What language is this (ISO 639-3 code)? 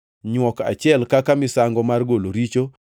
luo